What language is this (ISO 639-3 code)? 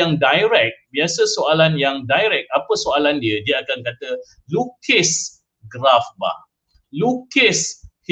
msa